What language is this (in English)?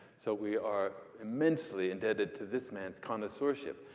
English